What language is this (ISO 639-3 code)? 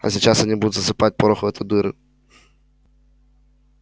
rus